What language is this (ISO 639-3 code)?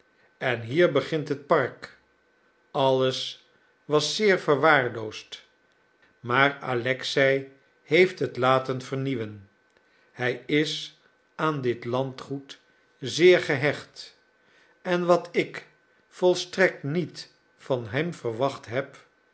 nld